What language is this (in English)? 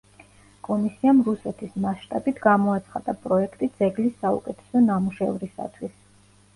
Georgian